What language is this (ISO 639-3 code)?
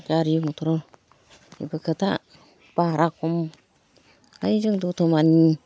brx